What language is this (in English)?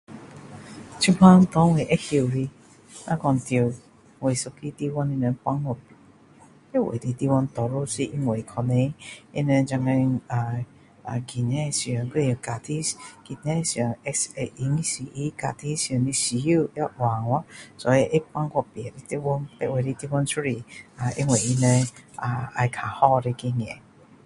Min Dong Chinese